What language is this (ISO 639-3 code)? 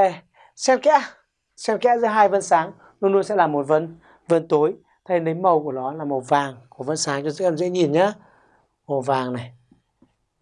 vie